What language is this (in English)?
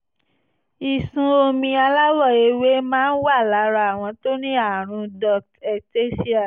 Yoruba